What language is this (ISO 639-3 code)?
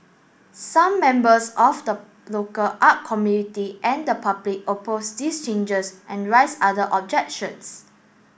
eng